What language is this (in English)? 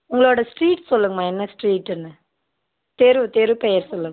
Tamil